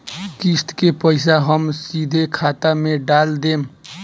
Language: Bhojpuri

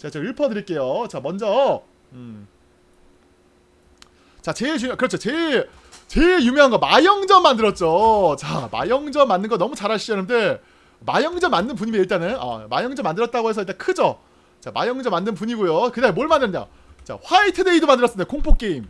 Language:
Korean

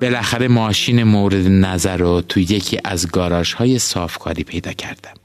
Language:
Persian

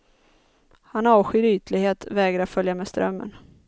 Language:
Swedish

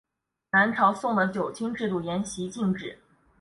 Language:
Chinese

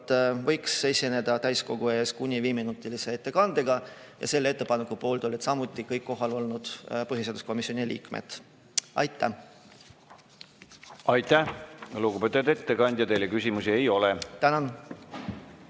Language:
Estonian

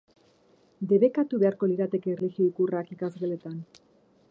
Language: Basque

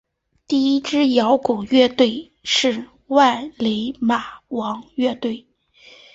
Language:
Chinese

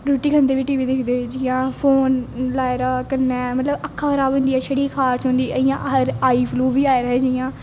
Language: Dogri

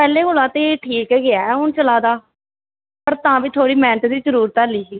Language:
Dogri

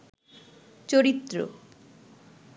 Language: Bangla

